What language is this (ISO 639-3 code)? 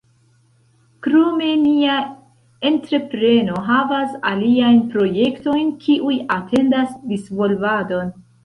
epo